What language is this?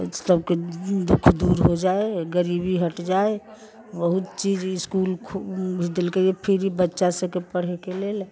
Maithili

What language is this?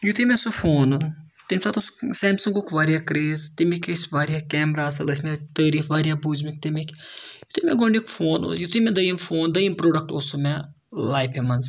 Kashmiri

